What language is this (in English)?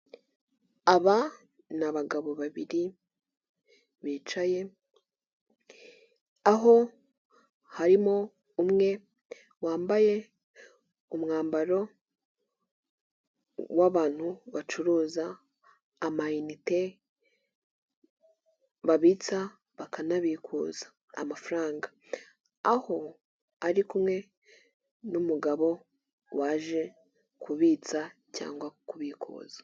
Kinyarwanda